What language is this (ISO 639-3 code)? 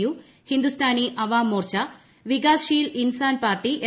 mal